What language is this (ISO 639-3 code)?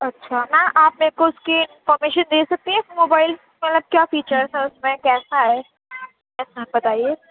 urd